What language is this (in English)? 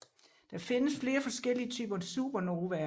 Danish